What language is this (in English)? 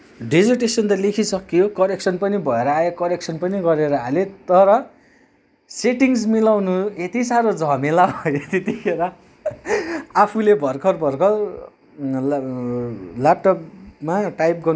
Nepali